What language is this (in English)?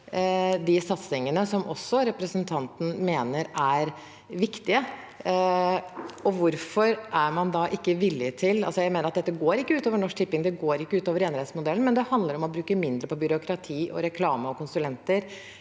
Norwegian